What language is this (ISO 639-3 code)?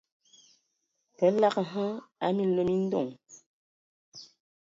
ewo